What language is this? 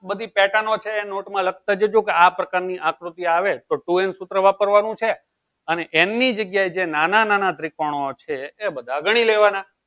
Gujarati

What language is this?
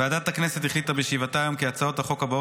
Hebrew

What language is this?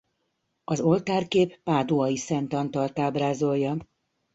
Hungarian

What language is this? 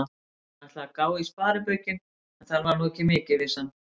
Icelandic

